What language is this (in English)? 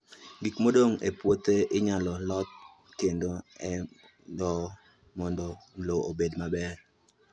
Luo (Kenya and Tanzania)